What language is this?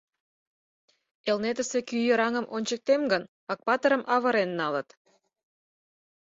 Mari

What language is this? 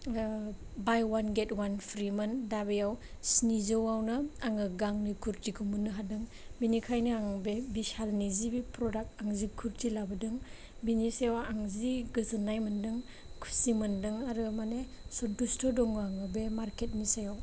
Bodo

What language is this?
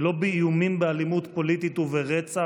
Hebrew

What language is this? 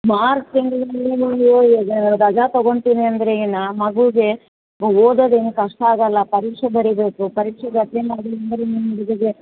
Kannada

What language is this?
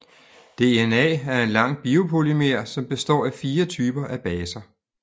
Danish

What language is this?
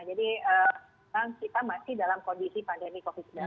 Indonesian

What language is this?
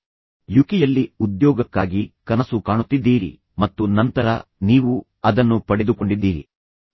Kannada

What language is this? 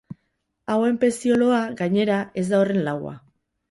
Basque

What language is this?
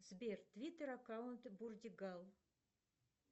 Russian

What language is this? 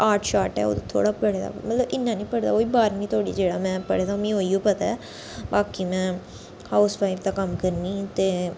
Dogri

